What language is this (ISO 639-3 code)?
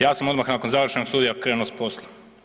hrv